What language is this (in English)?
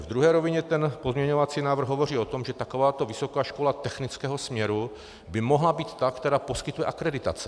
Czech